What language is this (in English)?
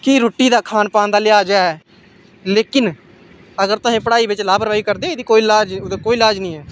Dogri